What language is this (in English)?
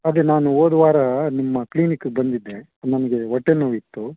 Kannada